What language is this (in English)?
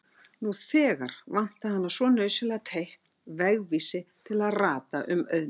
Icelandic